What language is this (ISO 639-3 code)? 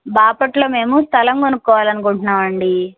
tel